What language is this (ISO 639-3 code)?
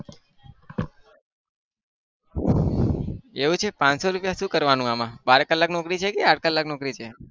guj